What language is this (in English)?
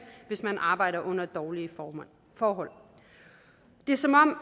Danish